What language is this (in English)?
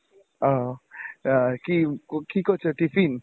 Bangla